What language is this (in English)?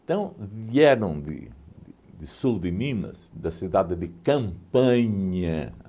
Portuguese